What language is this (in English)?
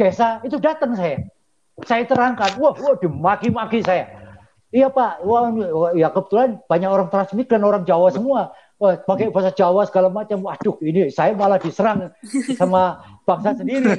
Indonesian